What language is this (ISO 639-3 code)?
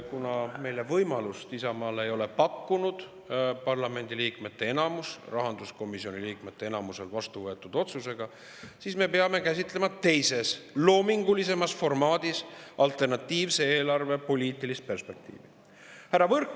est